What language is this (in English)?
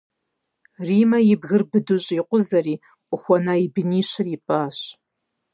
Kabardian